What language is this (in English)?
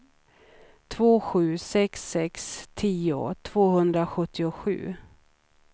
Swedish